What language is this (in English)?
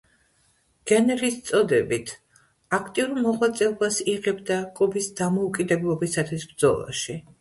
Georgian